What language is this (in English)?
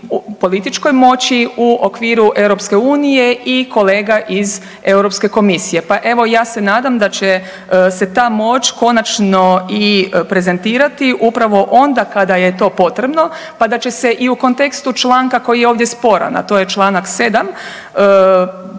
Croatian